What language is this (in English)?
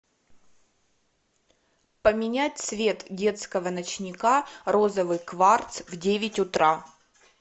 Russian